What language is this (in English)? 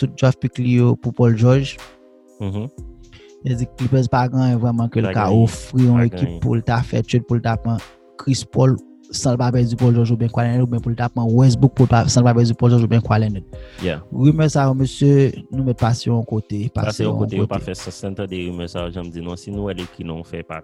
French